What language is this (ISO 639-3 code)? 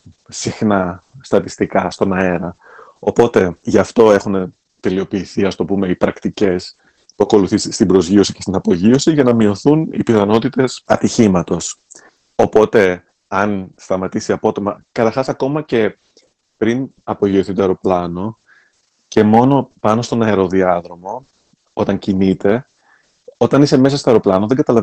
ell